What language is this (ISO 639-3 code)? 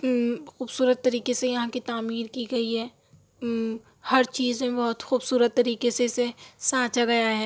urd